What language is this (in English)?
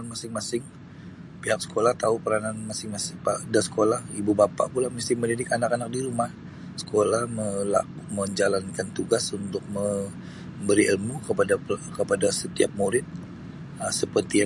Sabah Bisaya